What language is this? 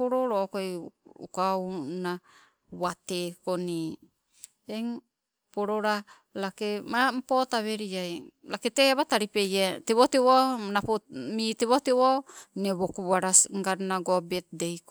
Sibe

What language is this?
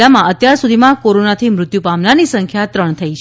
Gujarati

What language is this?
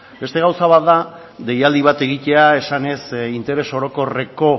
Basque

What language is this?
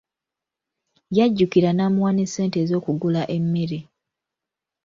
Ganda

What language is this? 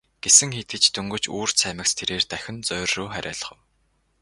Mongolian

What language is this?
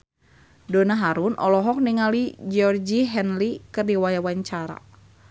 Sundanese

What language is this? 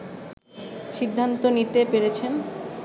Bangla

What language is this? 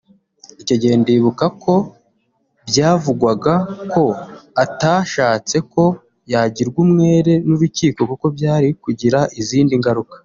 Kinyarwanda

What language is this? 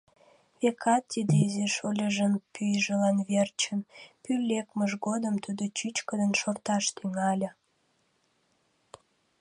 Mari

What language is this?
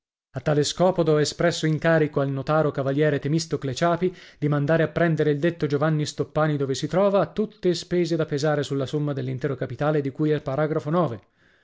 Italian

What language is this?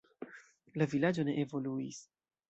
Esperanto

